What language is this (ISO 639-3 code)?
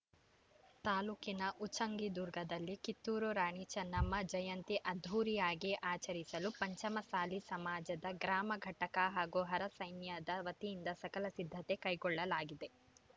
kan